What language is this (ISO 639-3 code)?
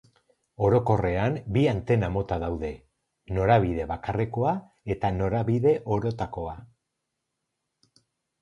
eus